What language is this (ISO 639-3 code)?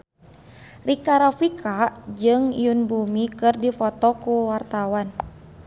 sun